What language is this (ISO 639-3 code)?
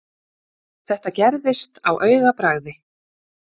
isl